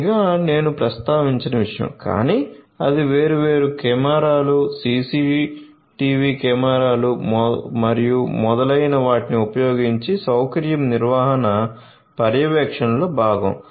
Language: Telugu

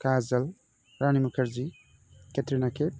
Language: Bodo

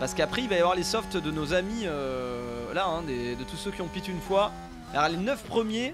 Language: French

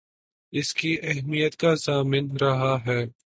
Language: Urdu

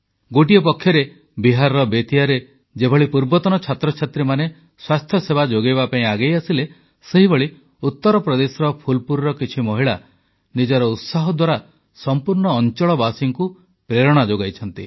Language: Odia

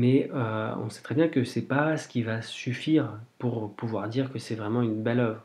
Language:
French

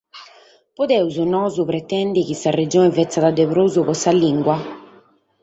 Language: Sardinian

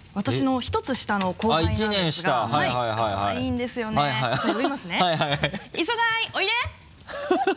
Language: Japanese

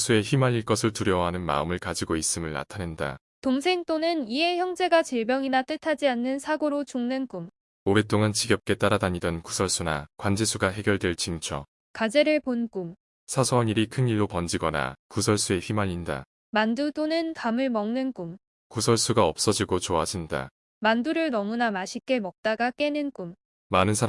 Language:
Korean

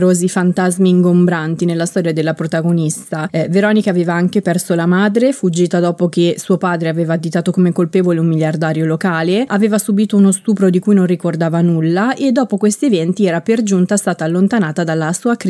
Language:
Italian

